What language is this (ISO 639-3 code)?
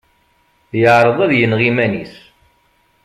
kab